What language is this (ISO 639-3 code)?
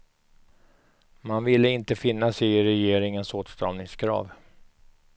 swe